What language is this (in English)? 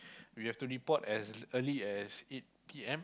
English